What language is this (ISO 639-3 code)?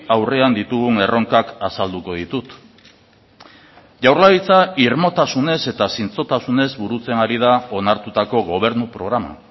eus